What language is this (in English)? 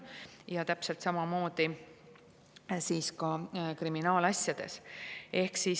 Estonian